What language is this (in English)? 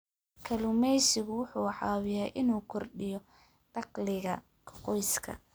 Somali